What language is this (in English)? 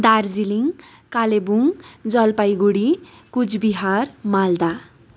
Nepali